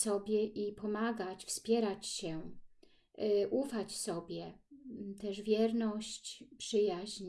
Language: Polish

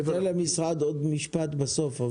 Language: Hebrew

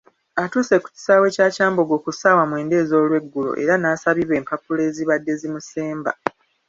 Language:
Ganda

